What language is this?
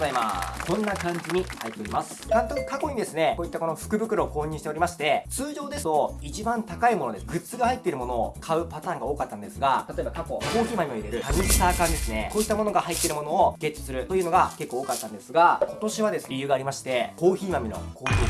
Japanese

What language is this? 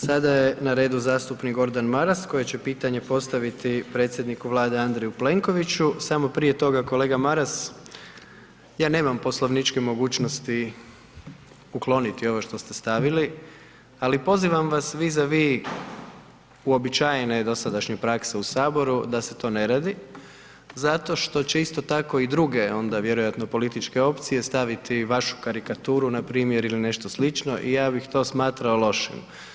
Croatian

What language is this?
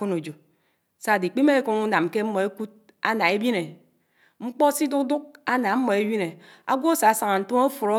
Anaang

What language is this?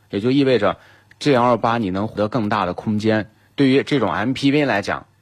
Chinese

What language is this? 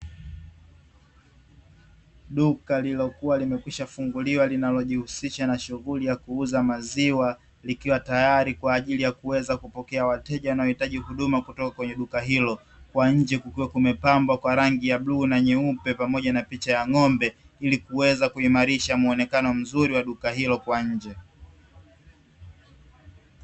Swahili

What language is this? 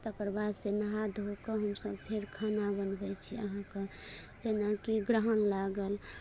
Maithili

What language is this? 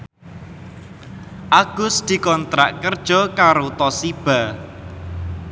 Javanese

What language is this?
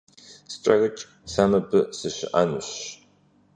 Kabardian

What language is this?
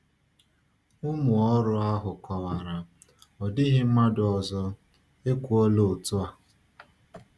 Igbo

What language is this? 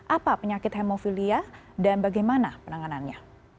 Indonesian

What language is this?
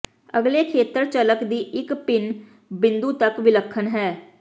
Punjabi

